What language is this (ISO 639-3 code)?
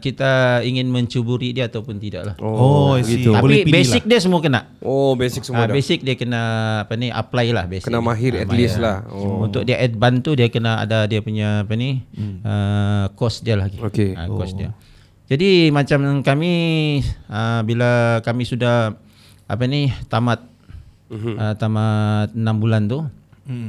msa